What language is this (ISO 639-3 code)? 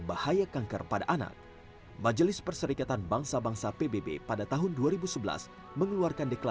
ind